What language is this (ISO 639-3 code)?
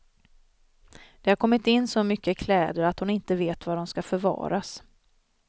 swe